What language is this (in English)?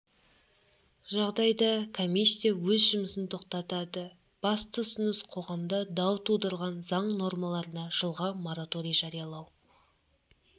Kazakh